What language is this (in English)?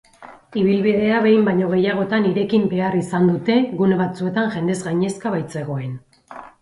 Basque